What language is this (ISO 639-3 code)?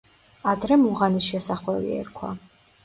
kat